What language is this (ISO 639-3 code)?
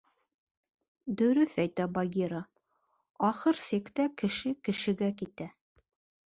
bak